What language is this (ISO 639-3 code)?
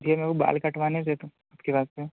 hin